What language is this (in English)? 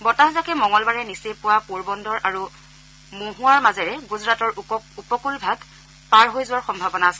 Assamese